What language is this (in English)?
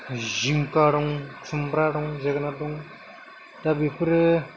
Bodo